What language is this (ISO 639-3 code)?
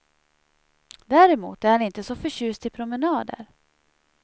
swe